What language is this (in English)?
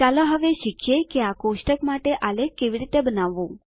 Gujarati